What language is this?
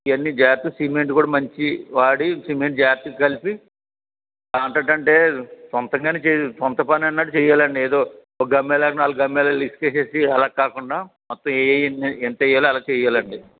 Telugu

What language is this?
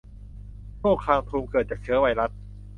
Thai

